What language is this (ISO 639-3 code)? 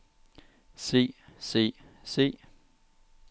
dan